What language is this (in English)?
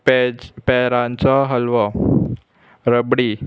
Konkani